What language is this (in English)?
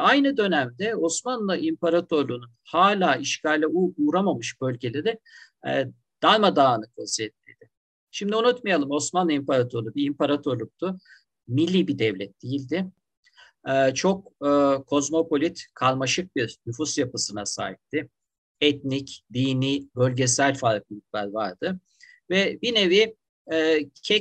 Turkish